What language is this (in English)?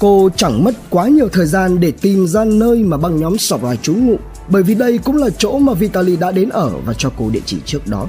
Vietnamese